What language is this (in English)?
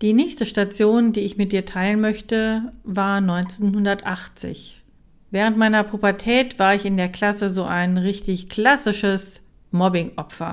German